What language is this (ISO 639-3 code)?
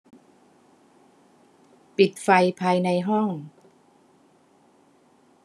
tha